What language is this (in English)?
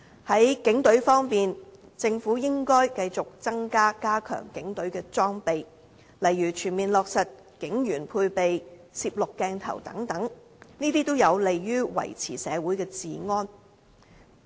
Cantonese